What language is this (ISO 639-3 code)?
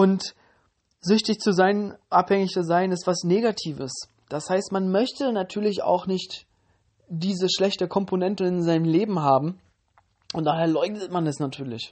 deu